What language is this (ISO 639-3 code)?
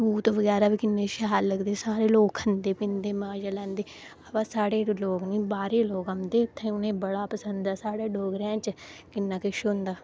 doi